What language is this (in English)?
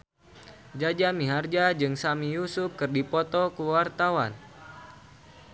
Sundanese